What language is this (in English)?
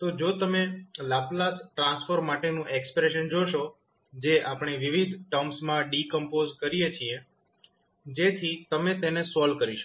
Gujarati